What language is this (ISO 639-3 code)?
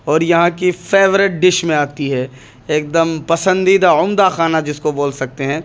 urd